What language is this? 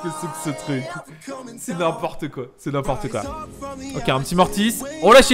French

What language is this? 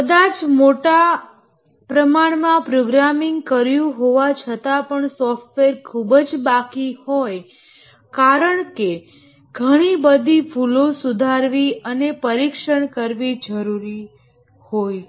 Gujarati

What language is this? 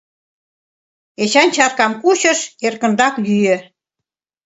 Mari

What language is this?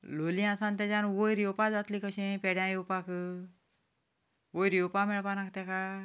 Konkani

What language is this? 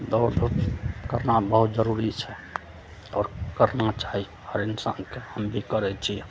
Maithili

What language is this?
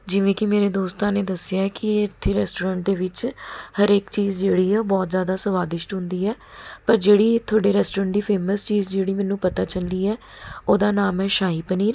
Punjabi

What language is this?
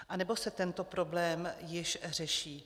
Czech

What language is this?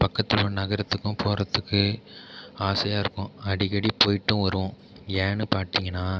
Tamil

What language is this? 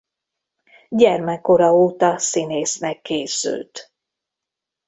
Hungarian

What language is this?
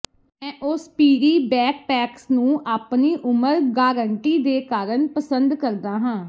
Punjabi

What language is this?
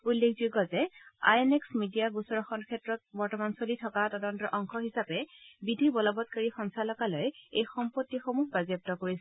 Assamese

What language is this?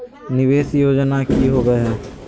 Magahi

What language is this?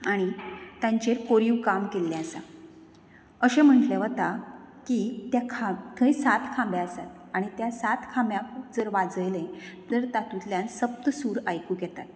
Konkani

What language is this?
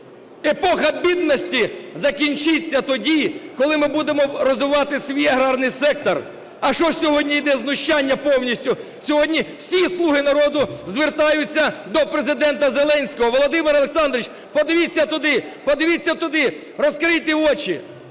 Ukrainian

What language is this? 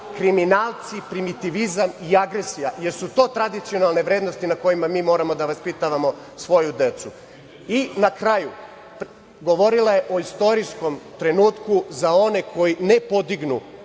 Serbian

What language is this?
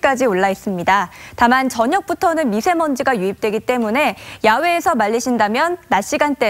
Korean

